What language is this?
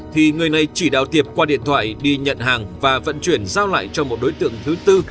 Vietnamese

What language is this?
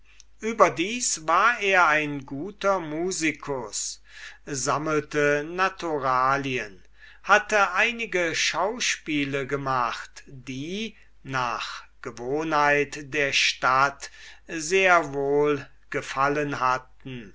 German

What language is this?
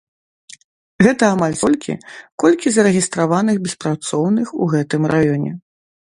Belarusian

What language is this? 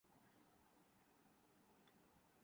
Urdu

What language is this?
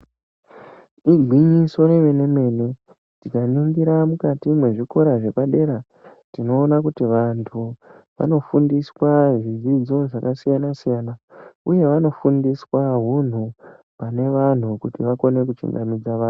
Ndau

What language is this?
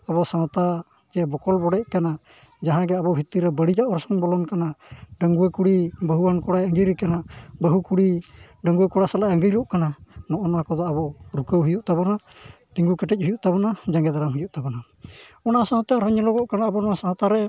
Santali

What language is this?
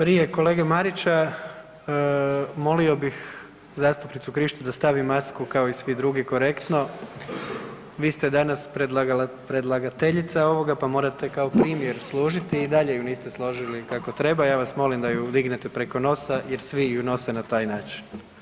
Croatian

